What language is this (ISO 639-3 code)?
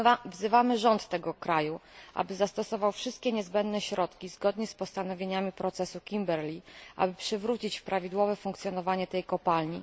pol